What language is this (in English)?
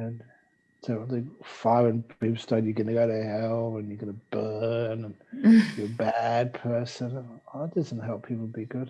English